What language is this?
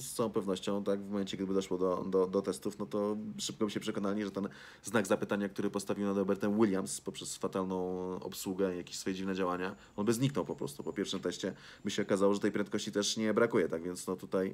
Polish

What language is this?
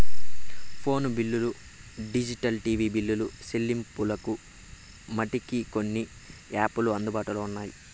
Telugu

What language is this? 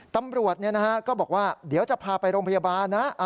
Thai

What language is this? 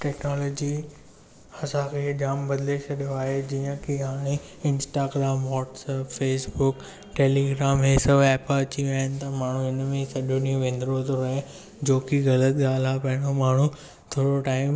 Sindhi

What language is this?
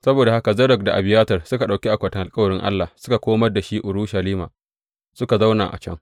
Hausa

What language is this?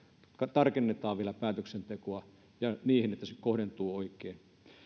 Finnish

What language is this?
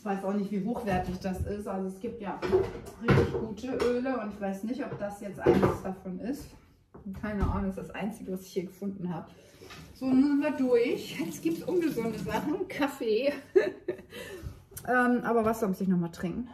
German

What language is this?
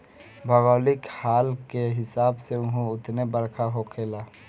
Bhojpuri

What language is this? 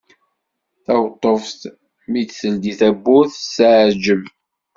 Kabyle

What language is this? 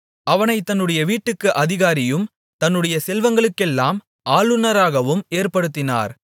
Tamil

